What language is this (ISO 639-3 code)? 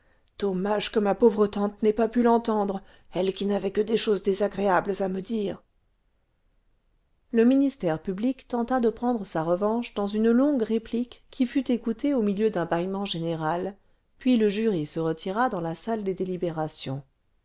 fra